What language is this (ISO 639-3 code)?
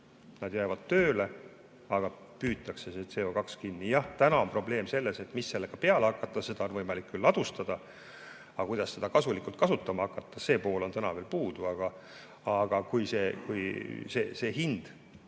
est